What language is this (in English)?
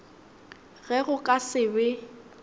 Northern Sotho